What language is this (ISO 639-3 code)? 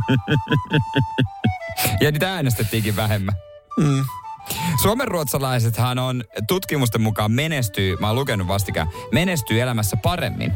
fin